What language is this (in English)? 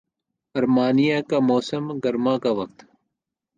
Urdu